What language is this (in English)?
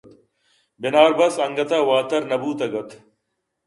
Eastern Balochi